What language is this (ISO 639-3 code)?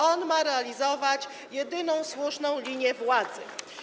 pol